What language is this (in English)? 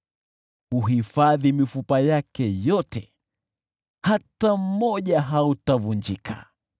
Swahili